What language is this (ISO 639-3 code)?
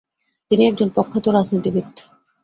ben